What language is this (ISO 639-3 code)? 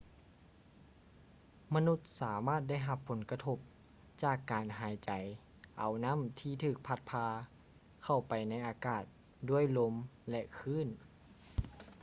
lao